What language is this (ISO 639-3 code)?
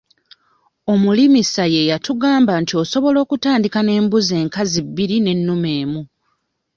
lug